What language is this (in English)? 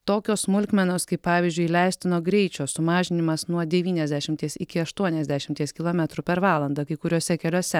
Lithuanian